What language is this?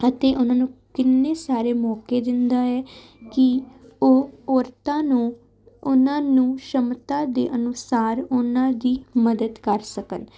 Punjabi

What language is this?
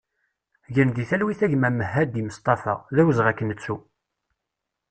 Kabyle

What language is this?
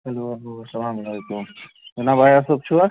Kashmiri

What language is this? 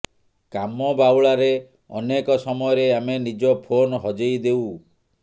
Odia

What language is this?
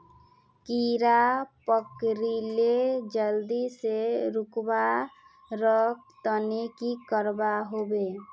Magahi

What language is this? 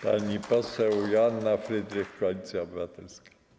Polish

